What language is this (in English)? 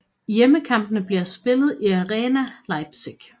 Danish